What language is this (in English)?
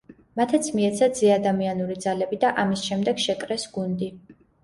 Georgian